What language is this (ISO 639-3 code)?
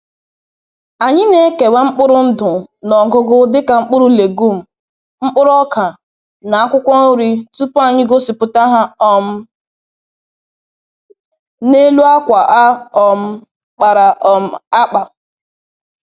ibo